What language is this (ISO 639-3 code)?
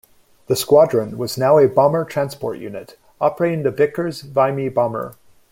eng